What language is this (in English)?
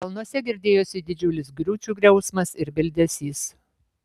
Lithuanian